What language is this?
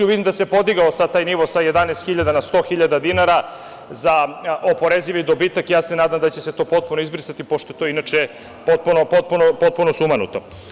Serbian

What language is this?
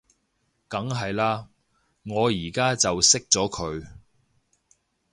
Cantonese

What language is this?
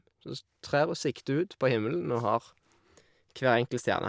Norwegian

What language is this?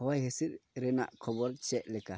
Santali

